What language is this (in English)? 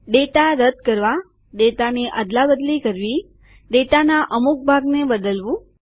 Gujarati